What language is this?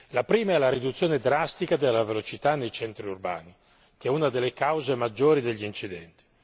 Italian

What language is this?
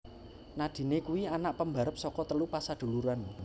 Javanese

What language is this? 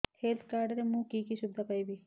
Odia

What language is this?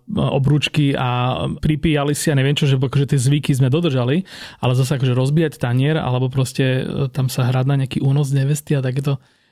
Slovak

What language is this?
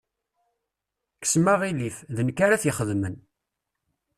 Kabyle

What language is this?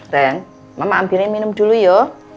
Indonesian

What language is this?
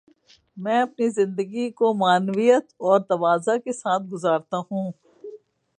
Urdu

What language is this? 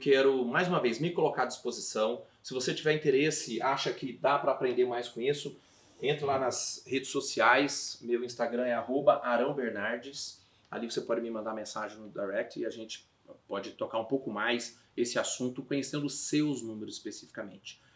Portuguese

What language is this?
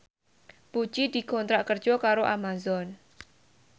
Javanese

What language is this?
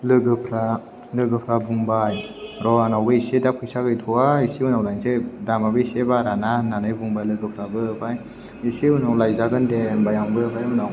Bodo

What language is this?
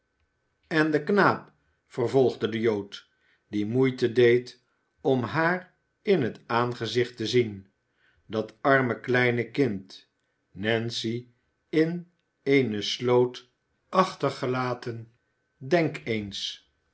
Dutch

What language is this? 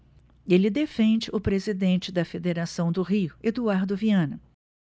Portuguese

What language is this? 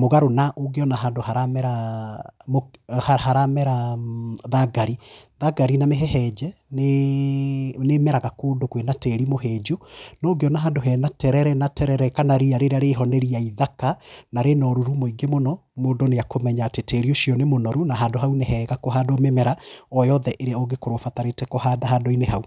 Kikuyu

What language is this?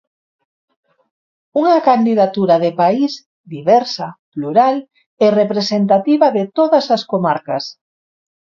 Galician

